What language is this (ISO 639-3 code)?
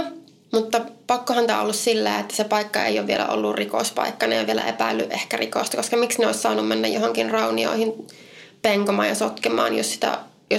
fin